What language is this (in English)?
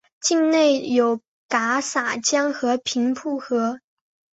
Chinese